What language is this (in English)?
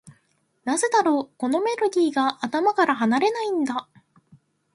Japanese